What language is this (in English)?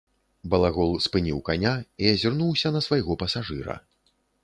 Belarusian